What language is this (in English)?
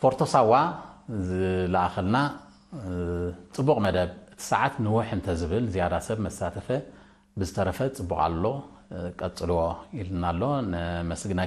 Arabic